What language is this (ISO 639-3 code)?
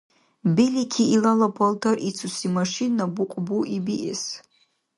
dar